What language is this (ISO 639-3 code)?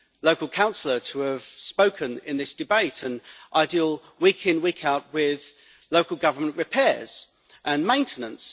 eng